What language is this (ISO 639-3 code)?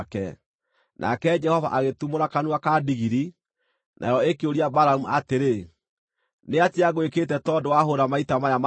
kik